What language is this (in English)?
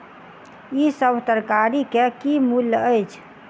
Maithili